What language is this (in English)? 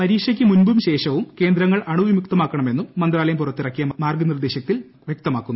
Malayalam